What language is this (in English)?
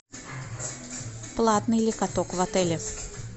Russian